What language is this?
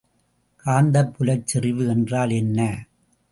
Tamil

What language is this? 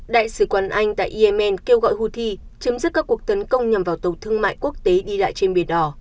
Vietnamese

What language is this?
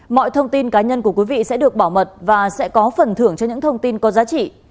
Vietnamese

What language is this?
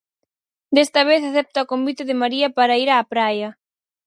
Galician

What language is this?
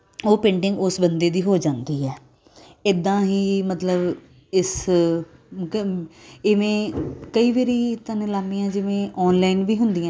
Punjabi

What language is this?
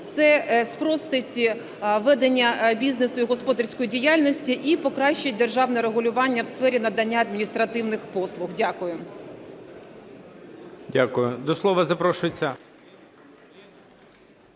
Ukrainian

